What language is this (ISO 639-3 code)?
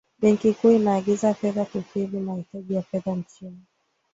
swa